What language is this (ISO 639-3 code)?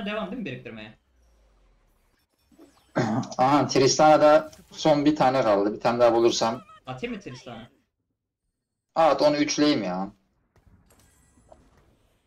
tur